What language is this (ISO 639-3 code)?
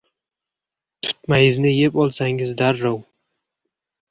uzb